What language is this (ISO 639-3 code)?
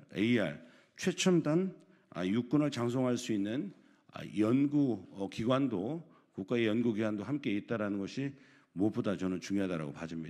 kor